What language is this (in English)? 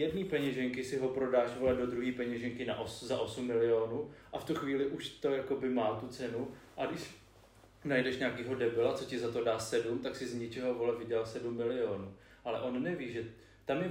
Czech